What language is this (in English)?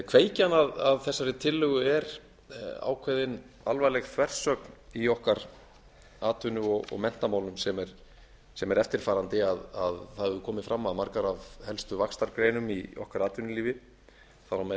Icelandic